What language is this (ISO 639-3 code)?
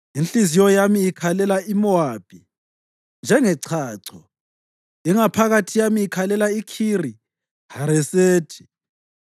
nde